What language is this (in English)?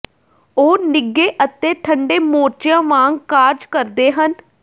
Punjabi